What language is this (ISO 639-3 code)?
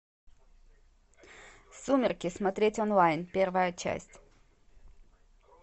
rus